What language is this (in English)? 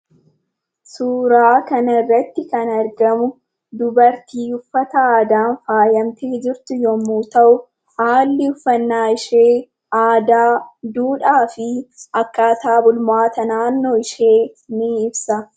Oromo